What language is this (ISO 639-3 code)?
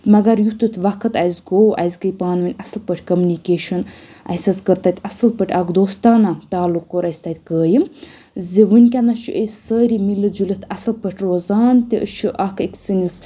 kas